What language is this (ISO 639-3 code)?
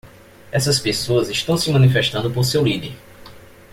por